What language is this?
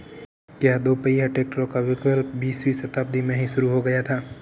Hindi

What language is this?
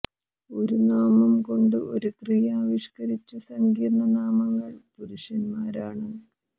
Malayalam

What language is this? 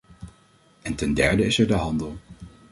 Dutch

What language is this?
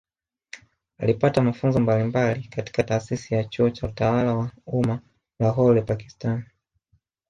Swahili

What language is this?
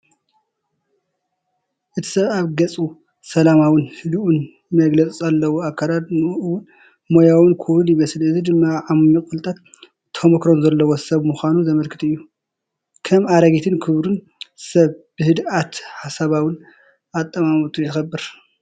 Tigrinya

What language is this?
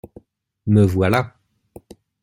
French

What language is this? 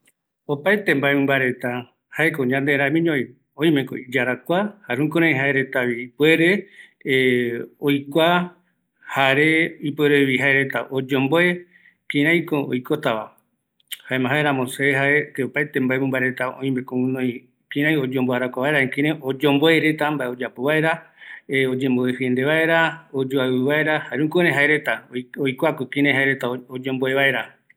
Eastern Bolivian Guaraní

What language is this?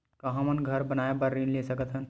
Chhattisgarhi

